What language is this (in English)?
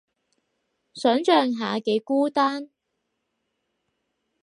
Cantonese